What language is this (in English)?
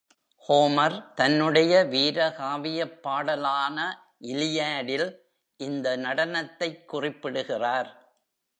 Tamil